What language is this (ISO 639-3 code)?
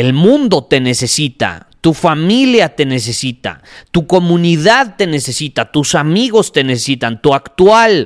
spa